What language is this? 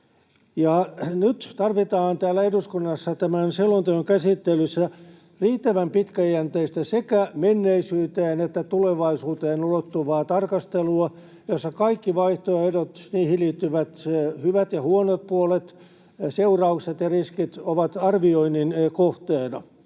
Finnish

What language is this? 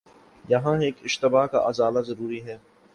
Urdu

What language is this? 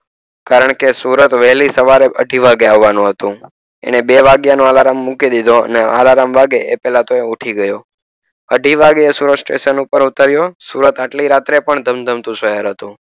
Gujarati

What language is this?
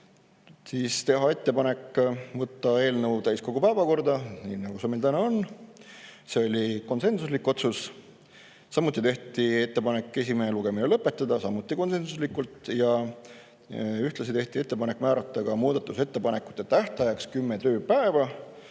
Estonian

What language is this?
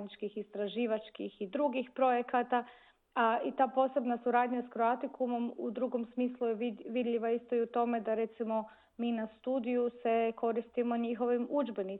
Croatian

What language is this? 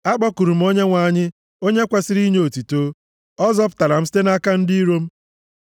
Igbo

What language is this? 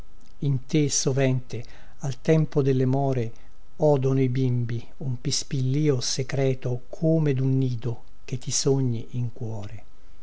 Italian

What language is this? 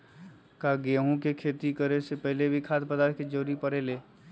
Magahi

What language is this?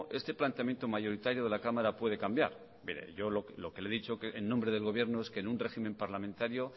Spanish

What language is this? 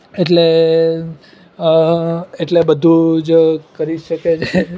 Gujarati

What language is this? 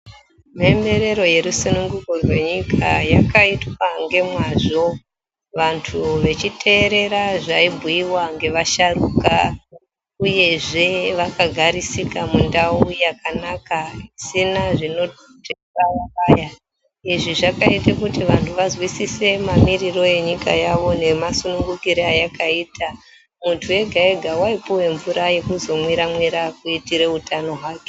Ndau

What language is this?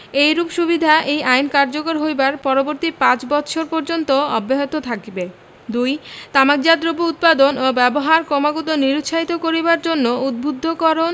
Bangla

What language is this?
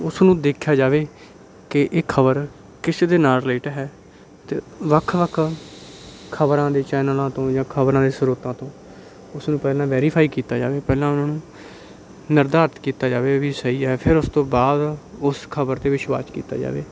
Punjabi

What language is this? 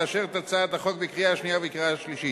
Hebrew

